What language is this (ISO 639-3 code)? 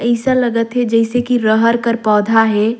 sgj